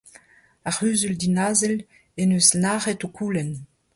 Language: Breton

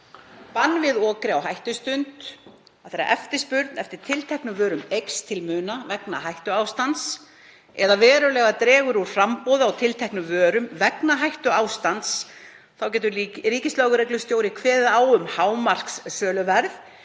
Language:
Icelandic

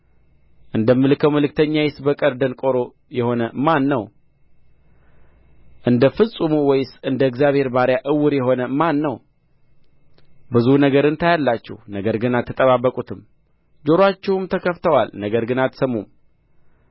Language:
Amharic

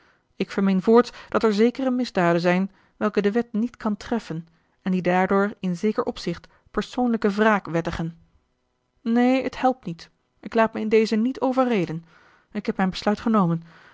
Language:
Dutch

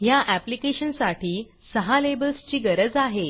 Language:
Marathi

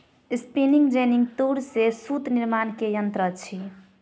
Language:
Maithili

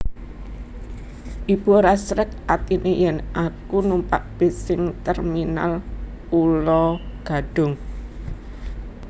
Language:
Javanese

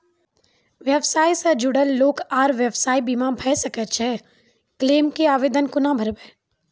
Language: Maithili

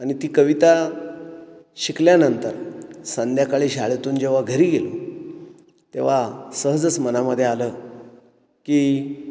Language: Marathi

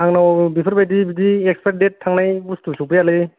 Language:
Bodo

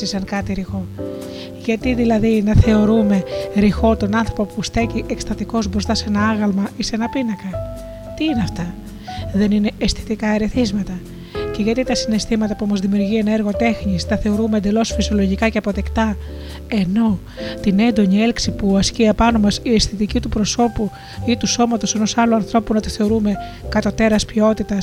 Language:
Greek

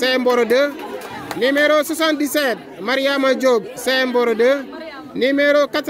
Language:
French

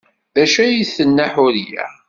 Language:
Kabyle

